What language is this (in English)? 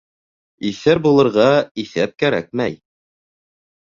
Bashkir